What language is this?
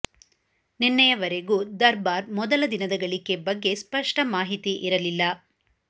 Kannada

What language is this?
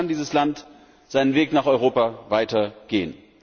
German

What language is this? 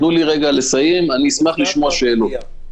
Hebrew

